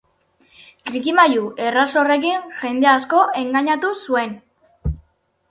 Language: Basque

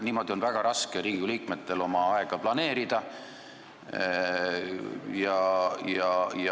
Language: Estonian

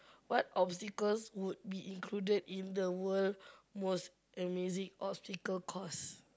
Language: English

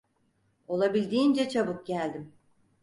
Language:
Turkish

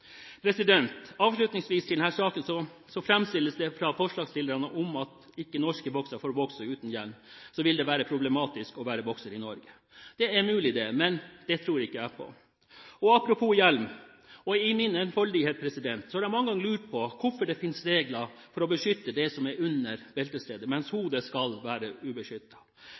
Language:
Norwegian Bokmål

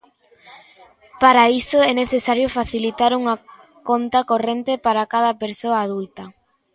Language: Galician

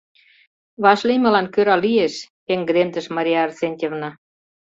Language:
Mari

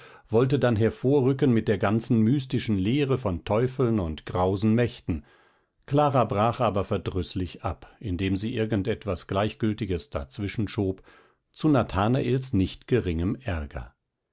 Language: German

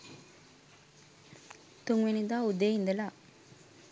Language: Sinhala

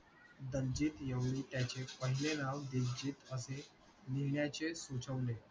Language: Marathi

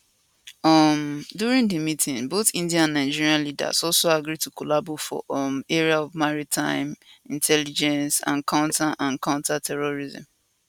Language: Nigerian Pidgin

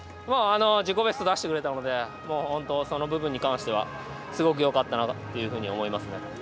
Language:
Japanese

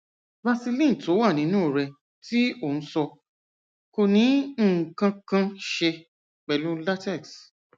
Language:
Yoruba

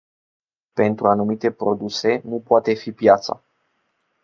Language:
Romanian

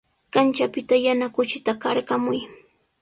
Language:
Sihuas Ancash Quechua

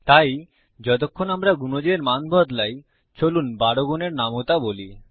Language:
Bangla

